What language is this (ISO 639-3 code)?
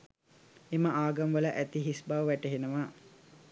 sin